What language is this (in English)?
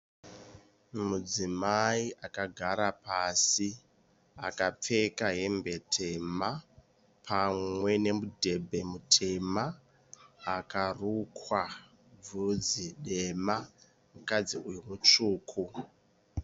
Shona